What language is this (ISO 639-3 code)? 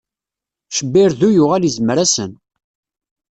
kab